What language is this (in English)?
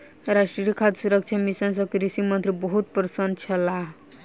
Maithili